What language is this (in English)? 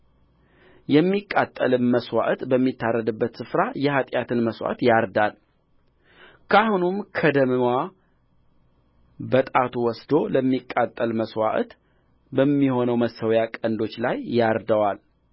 Amharic